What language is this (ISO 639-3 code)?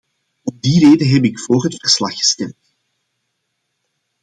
nld